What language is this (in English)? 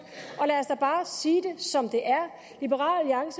Danish